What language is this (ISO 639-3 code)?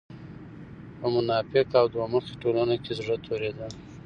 pus